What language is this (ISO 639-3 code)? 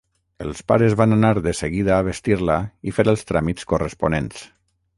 cat